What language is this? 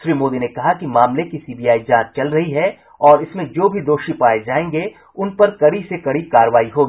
Hindi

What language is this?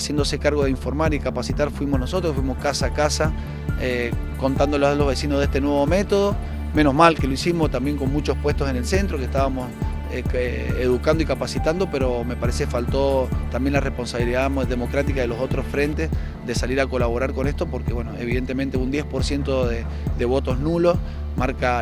Spanish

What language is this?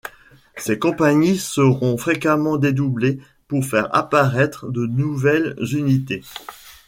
French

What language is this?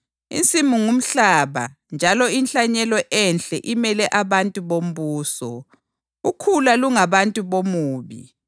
North Ndebele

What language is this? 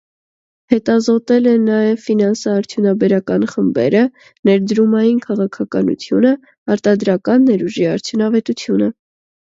Armenian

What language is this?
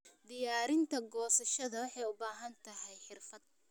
Somali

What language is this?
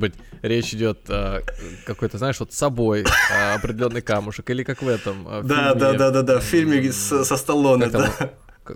Russian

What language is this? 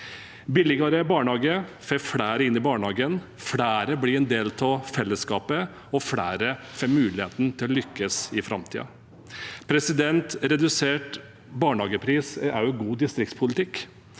Norwegian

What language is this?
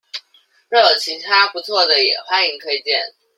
Chinese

